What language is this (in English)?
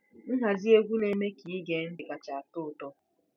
Igbo